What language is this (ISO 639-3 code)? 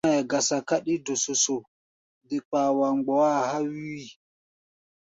gba